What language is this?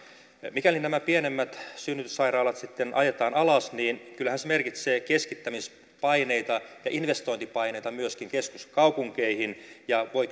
Finnish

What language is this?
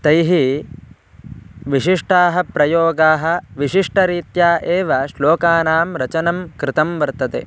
Sanskrit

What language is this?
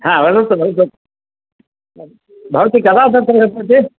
Sanskrit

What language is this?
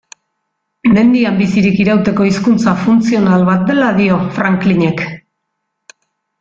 Basque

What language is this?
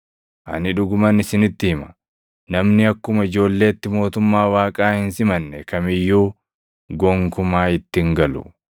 Oromo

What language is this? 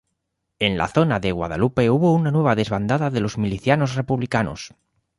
Spanish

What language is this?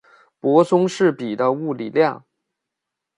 Chinese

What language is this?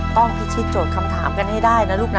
Thai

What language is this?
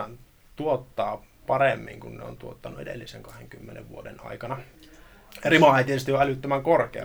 Finnish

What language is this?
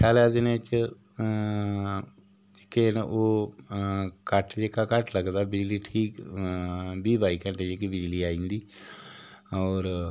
Dogri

